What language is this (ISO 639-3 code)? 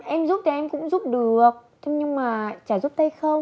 vie